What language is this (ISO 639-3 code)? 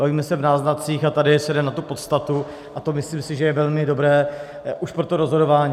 ces